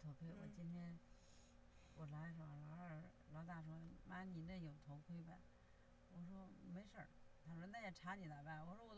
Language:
Chinese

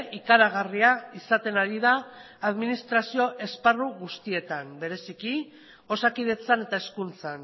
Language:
Basque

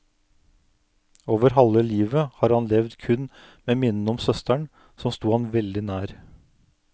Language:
Norwegian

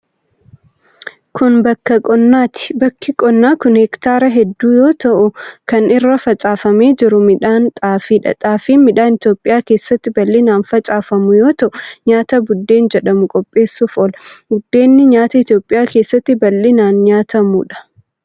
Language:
Oromo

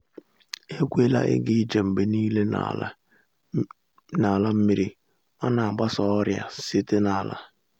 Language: Igbo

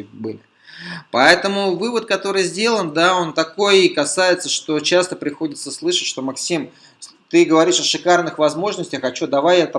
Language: Russian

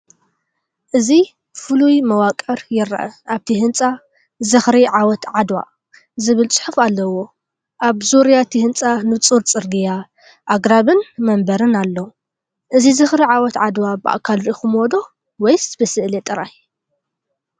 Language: Tigrinya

